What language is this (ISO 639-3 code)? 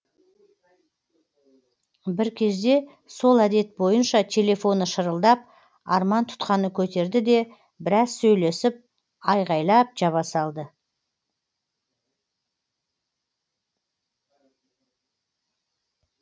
kaz